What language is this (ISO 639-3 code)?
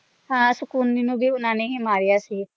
pan